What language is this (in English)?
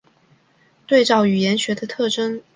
Chinese